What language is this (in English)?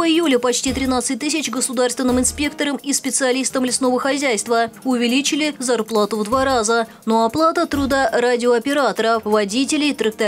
Russian